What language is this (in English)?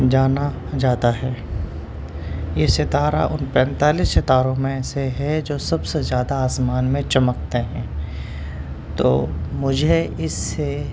Urdu